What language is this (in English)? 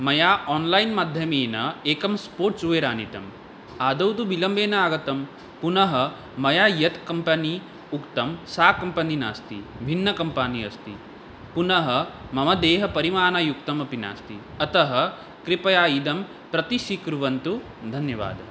Sanskrit